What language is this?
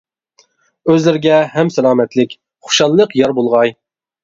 Uyghur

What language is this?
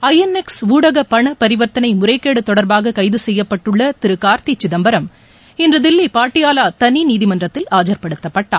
Tamil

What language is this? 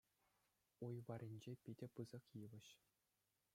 Chuvash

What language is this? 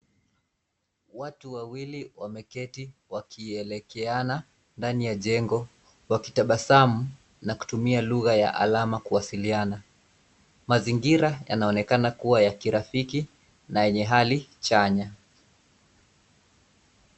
Swahili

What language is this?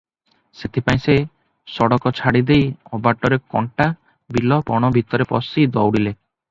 Odia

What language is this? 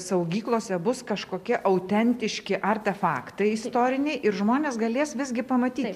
Lithuanian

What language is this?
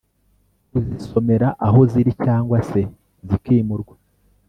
Kinyarwanda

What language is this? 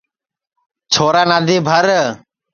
Sansi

